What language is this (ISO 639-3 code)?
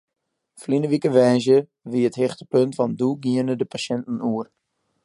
fry